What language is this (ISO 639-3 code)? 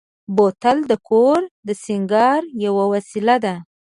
pus